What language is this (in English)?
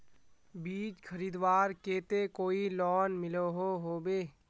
Magahi